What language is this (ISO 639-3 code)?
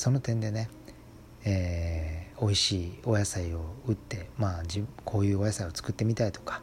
jpn